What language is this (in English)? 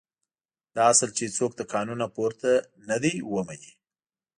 Pashto